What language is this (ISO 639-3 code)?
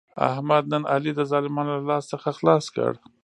pus